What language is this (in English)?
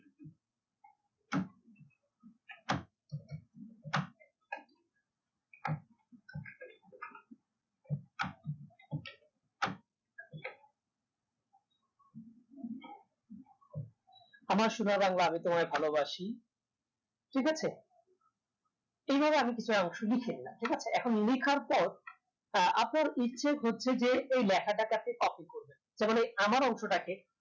Bangla